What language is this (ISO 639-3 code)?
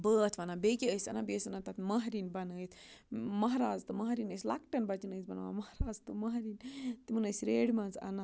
kas